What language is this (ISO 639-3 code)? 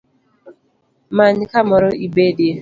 luo